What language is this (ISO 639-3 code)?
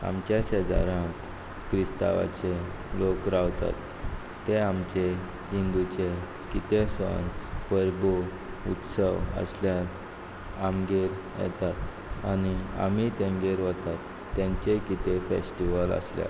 kok